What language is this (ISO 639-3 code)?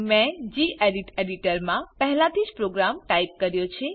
guj